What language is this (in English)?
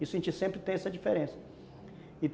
Portuguese